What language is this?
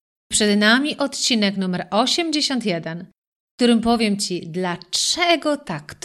Polish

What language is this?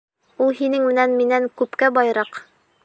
Bashkir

